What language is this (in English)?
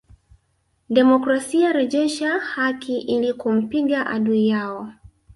Swahili